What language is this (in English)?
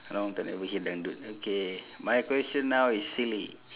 English